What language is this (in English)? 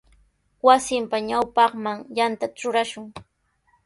Sihuas Ancash Quechua